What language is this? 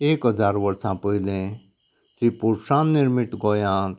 Konkani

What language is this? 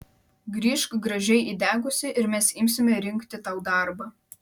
Lithuanian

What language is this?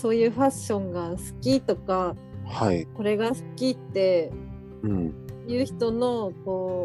Japanese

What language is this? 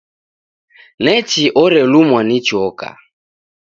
Taita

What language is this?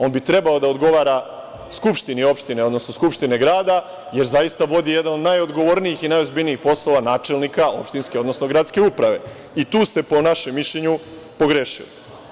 Serbian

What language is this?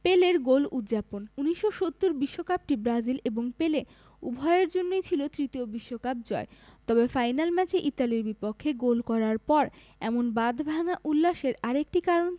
Bangla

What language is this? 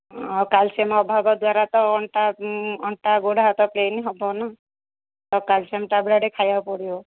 Odia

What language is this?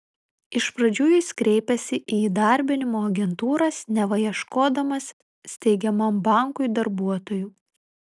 Lithuanian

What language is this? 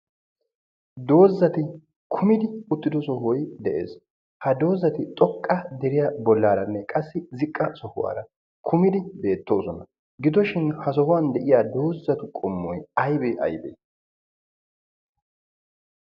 Wolaytta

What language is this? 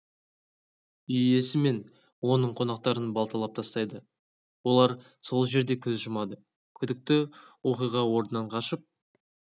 Kazakh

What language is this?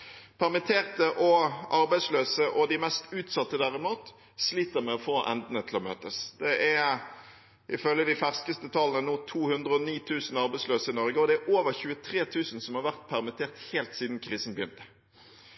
Norwegian Bokmål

